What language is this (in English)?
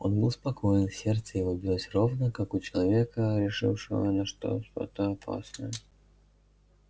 Russian